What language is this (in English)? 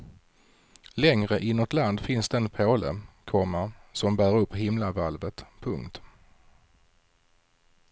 Swedish